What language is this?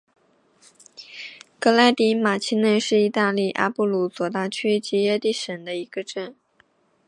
Chinese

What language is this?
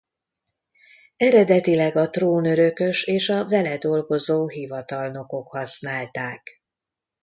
Hungarian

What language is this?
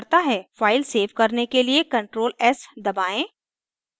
Hindi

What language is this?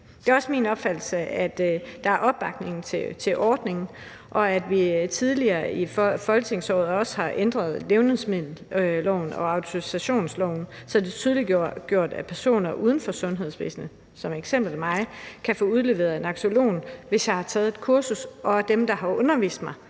Danish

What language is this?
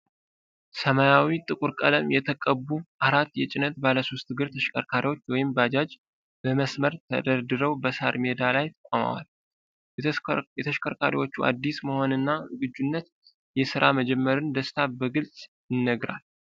Amharic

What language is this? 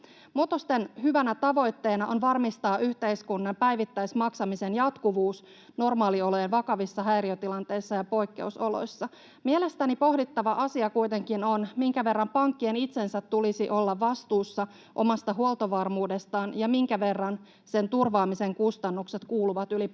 Finnish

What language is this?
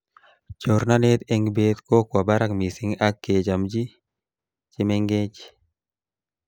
Kalenjin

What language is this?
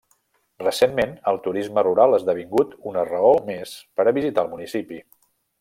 Catalan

